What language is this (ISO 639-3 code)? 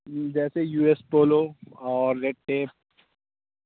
urd